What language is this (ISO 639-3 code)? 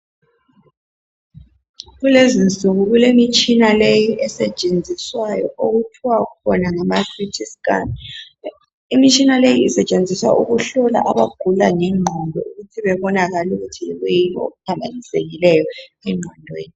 nde